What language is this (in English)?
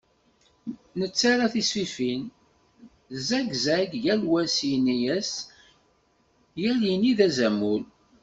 Kabyle